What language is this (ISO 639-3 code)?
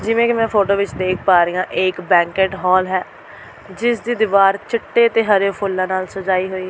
pan